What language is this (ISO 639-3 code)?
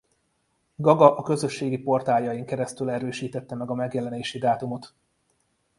hun